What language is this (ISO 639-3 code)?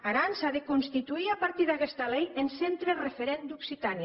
cat